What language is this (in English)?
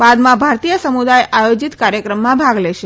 Gujarati